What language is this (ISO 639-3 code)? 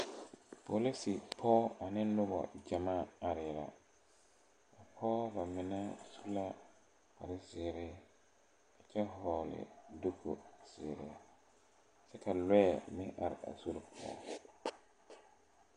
dga